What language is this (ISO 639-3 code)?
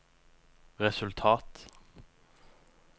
nor